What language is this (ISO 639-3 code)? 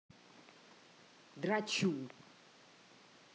rus